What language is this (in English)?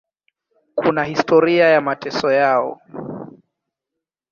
Swahili